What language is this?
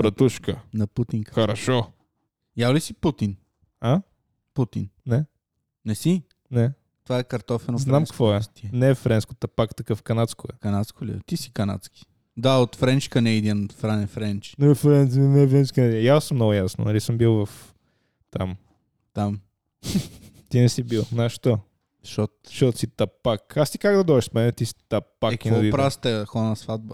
Bulgarian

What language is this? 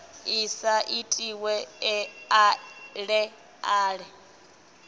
Venda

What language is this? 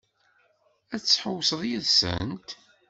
Kabyle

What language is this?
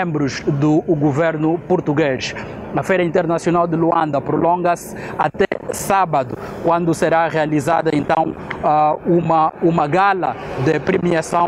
Portuguese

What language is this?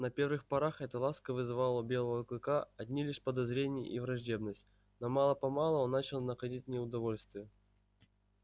Russian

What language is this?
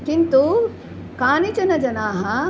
Sanskrit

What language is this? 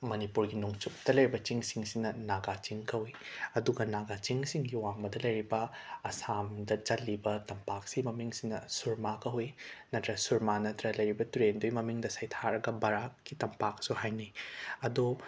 Manipuri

